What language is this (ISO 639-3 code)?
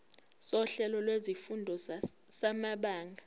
zul